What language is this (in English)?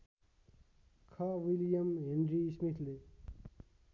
Nepali